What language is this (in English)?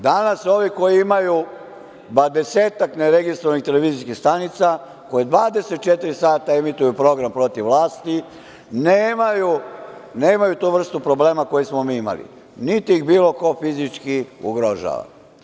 Serbian